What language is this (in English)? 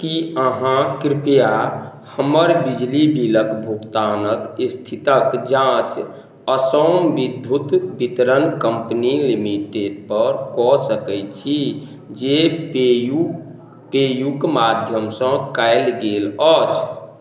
Maithili